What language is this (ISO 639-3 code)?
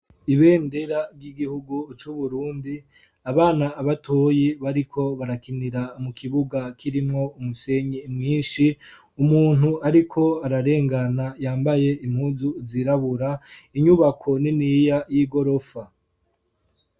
run